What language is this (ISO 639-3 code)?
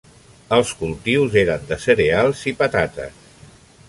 cat